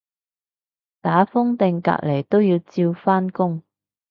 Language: Cantonese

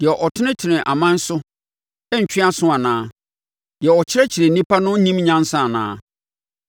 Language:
Akan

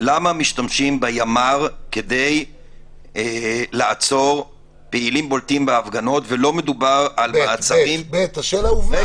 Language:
Hebrew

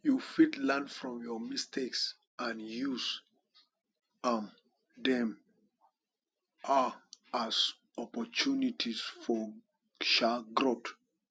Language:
Nigerian Pidgin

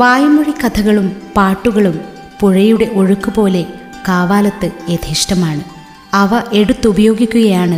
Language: Malayalam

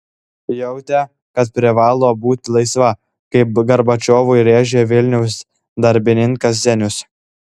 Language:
Lithuanian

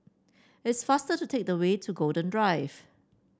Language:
English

